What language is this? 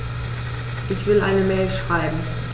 German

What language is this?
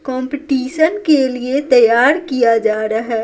Hindi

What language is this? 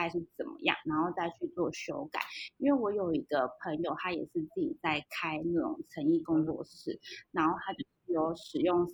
Chinese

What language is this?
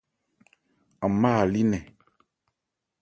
Ebrié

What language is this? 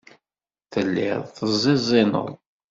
Kabyle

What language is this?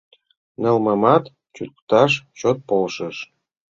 Mari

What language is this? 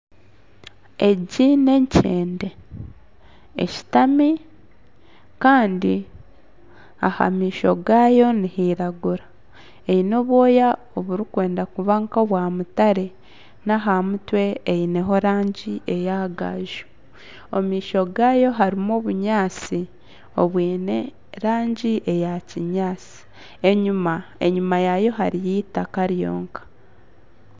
Nyankole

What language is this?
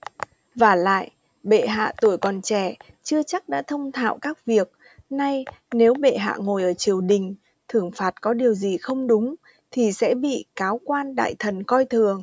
Vietnamese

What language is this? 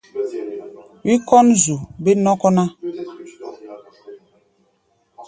Gbaya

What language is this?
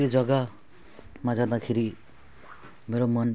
Nepali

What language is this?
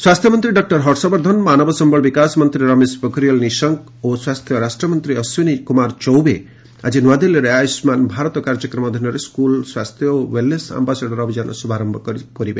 Odia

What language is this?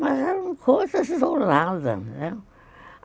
Portuguese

